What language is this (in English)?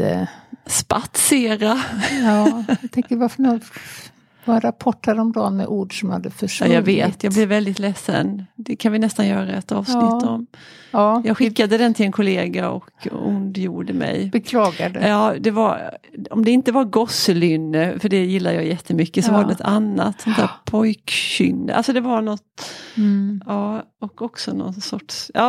Swedish